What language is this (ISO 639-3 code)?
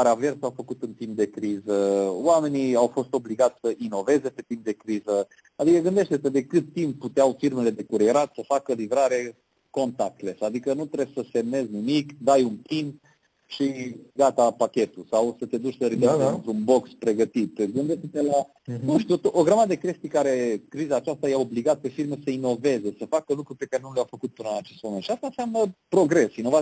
ron